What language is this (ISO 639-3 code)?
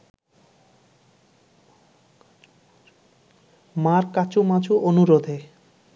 ben